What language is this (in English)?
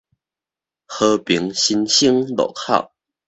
Min Nan Chinese